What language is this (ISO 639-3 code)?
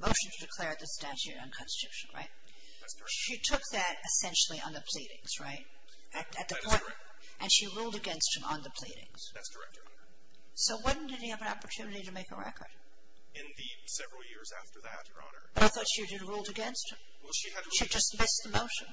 eng